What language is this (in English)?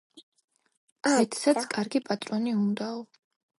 Georgian